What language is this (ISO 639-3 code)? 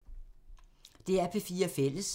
dan